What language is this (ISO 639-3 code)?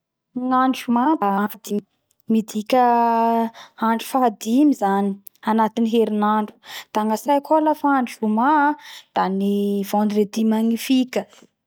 bhr